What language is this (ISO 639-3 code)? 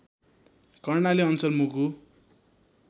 nep